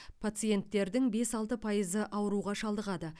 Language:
Kazakh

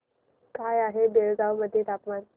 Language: Marathi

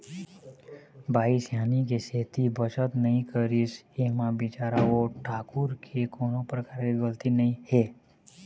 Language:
Chhattisgarhi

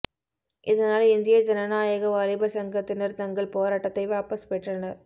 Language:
Tamil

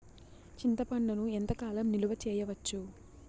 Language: Telugu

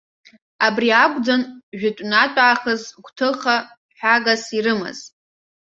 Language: Abkhazian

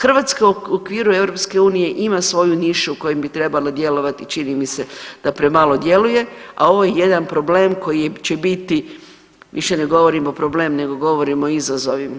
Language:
Croatian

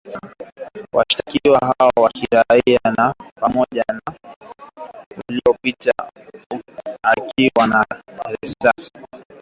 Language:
Swahili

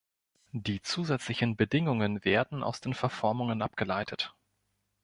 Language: German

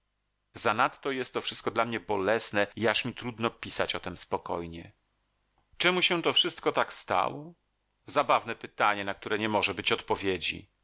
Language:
Polish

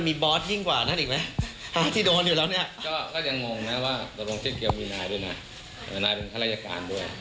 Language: Thai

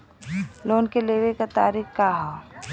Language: Bhojpuri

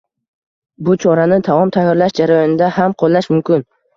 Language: Uzbek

